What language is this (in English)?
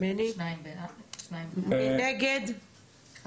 Hebrew